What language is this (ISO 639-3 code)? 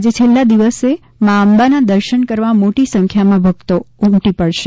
guj